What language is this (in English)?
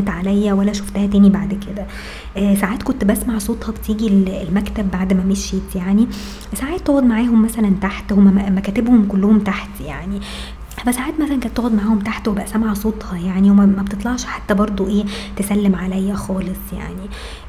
Arabic